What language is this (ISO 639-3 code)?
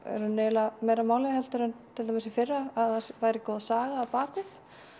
isl